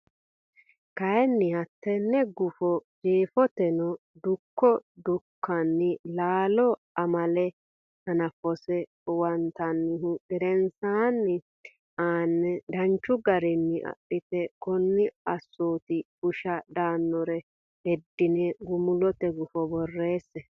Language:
Sidamo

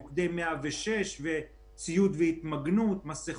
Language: Hebrew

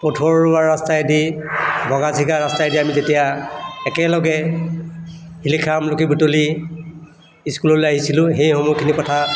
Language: Assamese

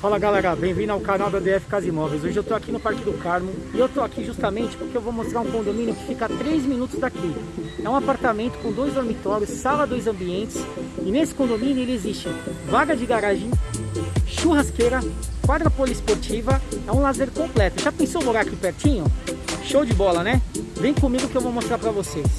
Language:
Portuguese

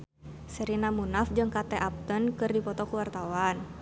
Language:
Sundanese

